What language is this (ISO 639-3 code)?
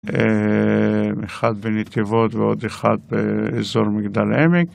heb